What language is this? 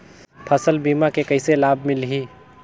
Chhattisgarhi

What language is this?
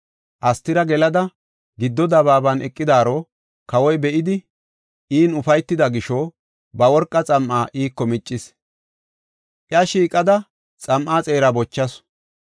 Gofa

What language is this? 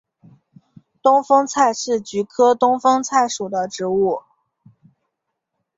Chinese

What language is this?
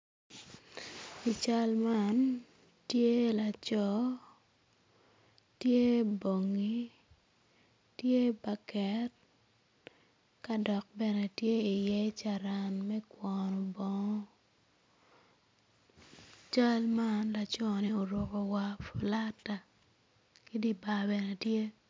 Acoli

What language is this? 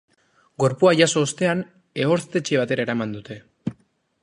Basque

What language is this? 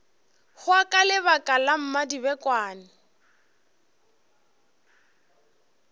Northern Sotho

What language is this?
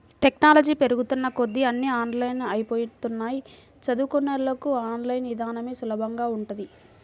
Telugu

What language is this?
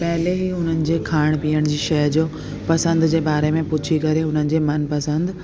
Sindhi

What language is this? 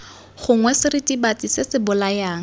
Tswana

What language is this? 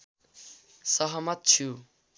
Nepali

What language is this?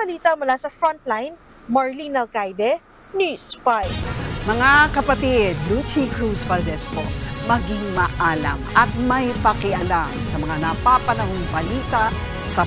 Filipino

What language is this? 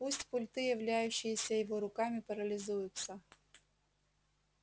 Russian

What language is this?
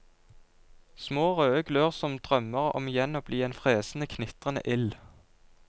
Norwegian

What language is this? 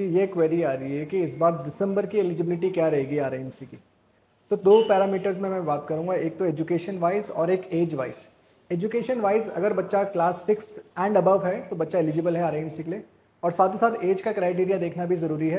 Hindi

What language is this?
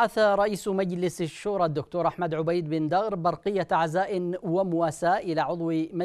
Arabic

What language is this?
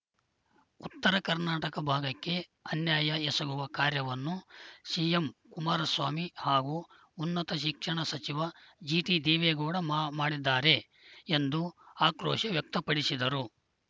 Kannada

